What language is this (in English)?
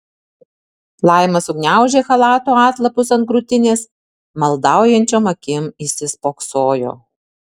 Lithuanian